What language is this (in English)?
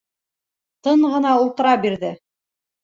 Bashkir